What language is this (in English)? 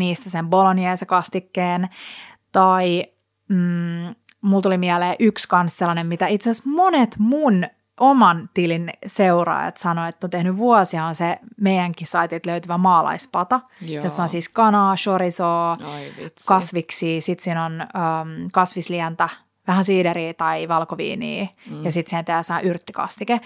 Finnish